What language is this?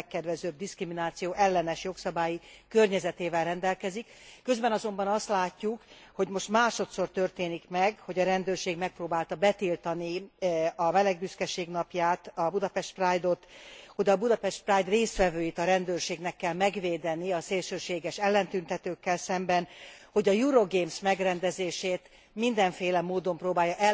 Hungarian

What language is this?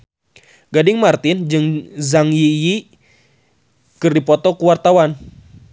Sundanese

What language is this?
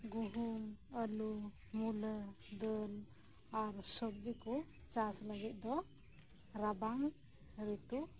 Santali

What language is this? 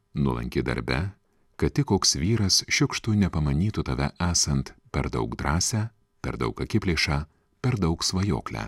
Lithuanian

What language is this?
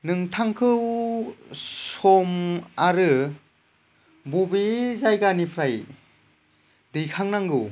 Bodo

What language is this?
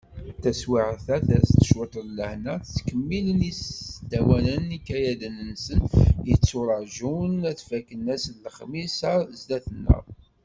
Kabyle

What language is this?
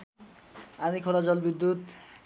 Nepali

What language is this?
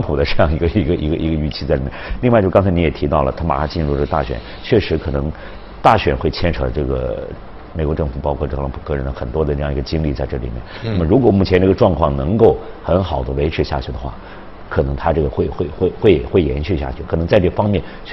Chinese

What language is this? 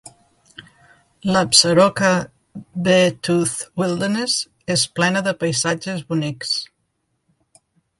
Catalan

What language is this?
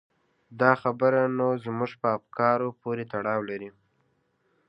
Pashto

